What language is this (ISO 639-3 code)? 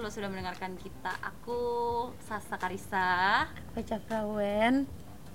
ind